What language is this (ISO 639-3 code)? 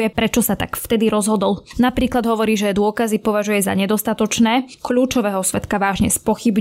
slk